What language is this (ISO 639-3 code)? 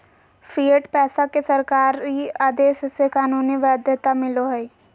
mag